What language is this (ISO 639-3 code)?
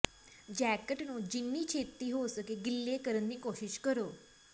pan